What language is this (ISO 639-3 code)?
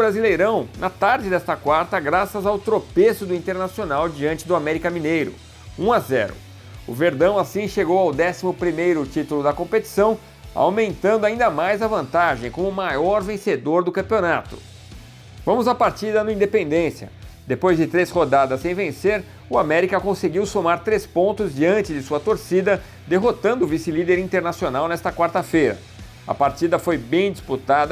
por